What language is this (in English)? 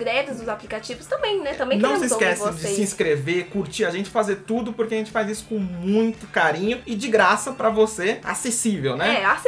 Portuguese